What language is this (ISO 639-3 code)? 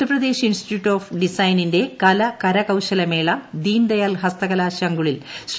mal